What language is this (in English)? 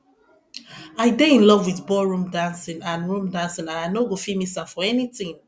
Nigerian Pidgin